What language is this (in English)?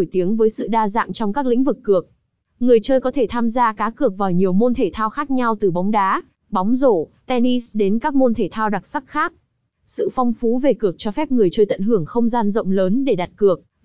Vietnamese